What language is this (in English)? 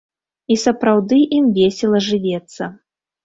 Belarusian